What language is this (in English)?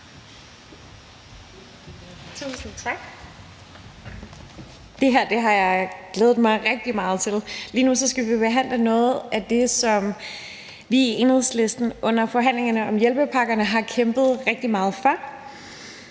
Danish